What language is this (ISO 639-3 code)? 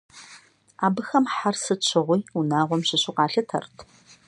kbd